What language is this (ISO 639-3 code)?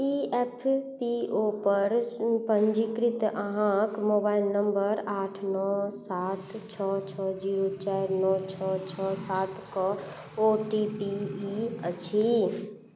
mai